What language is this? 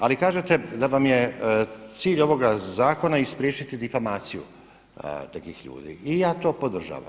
Croatian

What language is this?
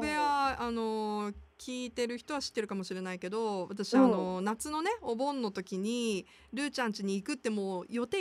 Japanese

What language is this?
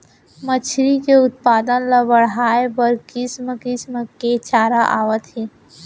Chhattisgarhi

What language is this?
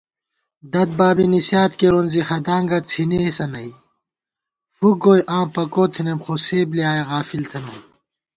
Gawar-Bati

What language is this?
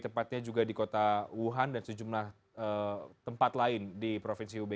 Indonesian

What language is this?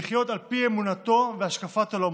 Hebrew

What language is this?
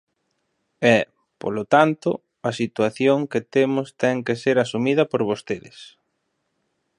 Galician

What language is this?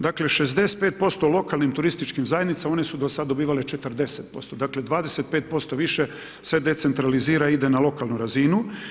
Croatian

